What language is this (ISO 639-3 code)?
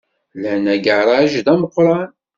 kab